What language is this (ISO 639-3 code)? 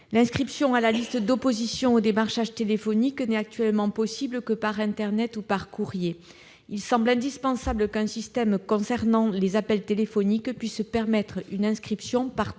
fra